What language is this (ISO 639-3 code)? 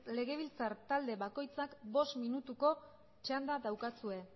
eus